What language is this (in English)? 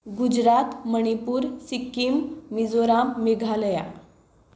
Konkani